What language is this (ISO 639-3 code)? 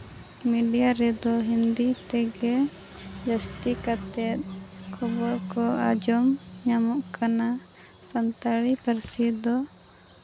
sat